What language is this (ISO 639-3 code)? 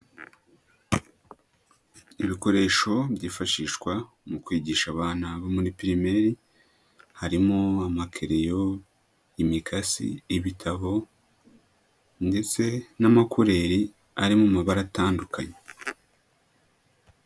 kin